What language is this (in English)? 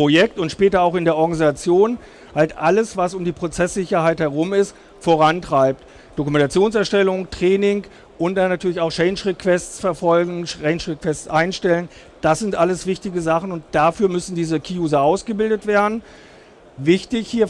German